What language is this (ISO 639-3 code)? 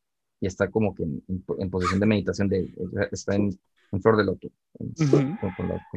spa